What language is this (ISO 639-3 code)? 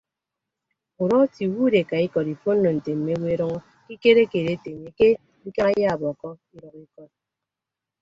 ibb